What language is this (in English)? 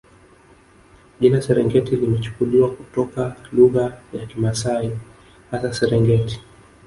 Swahili